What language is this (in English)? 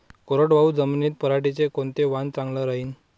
Marathi